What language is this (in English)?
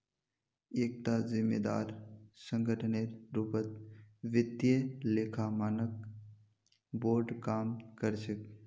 Magahi